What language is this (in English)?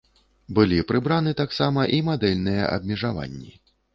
Belarusian